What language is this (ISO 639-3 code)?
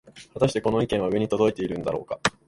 jpn